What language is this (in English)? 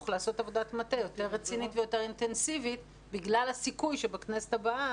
Hebrew